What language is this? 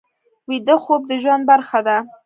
Pashto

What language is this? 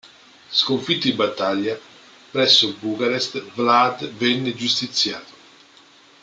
Italian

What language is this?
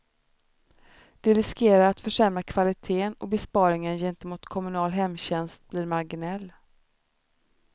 Swedish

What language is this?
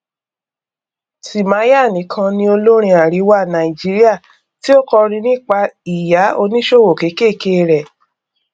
Yoruba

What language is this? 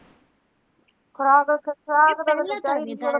Punjabi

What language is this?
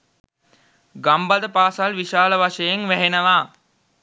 Sinhala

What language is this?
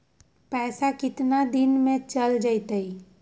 Magahi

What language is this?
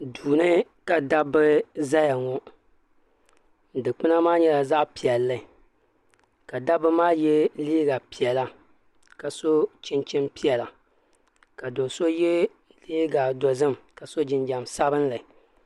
Dagbani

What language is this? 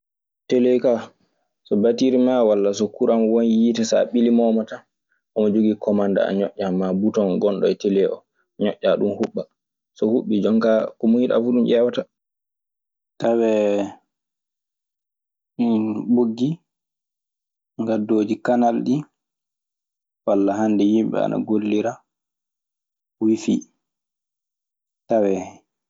Maasina Fulfulde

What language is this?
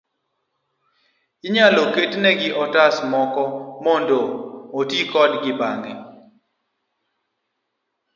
Luo (Kenya and Tanzania)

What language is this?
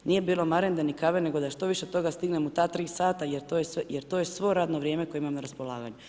Croatian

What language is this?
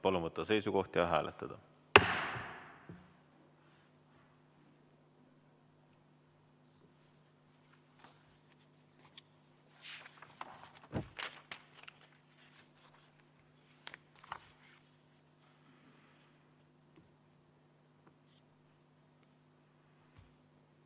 Estonian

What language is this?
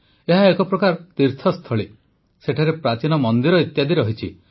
Odia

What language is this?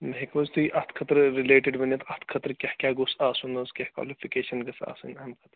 Kashmiri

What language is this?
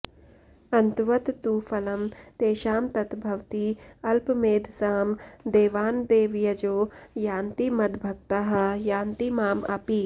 Sanskrit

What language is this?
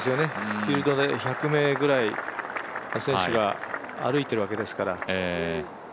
Japanese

